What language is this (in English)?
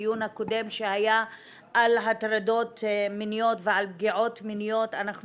Hebrew